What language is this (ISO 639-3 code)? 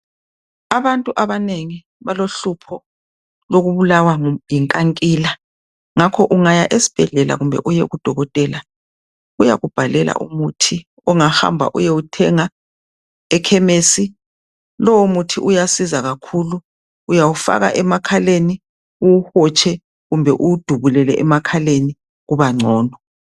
nde